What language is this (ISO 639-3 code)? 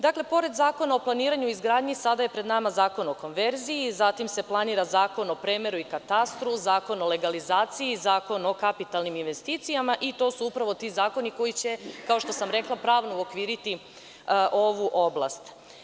srp